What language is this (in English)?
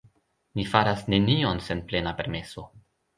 Esperanto